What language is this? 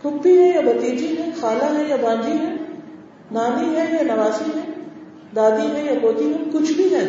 Urdu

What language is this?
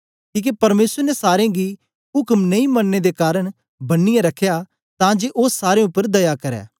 Dogri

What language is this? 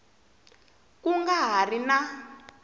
Tsonga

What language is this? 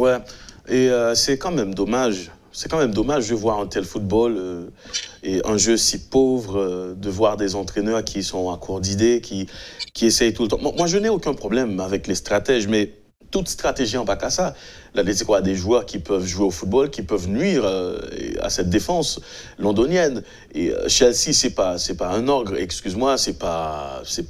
French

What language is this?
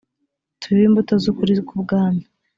Kinyarwanda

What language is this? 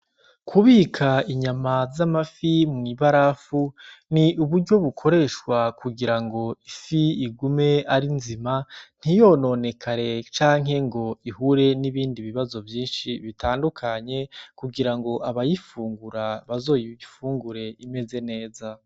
Rundi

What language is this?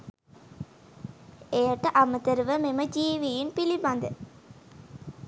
Sinhala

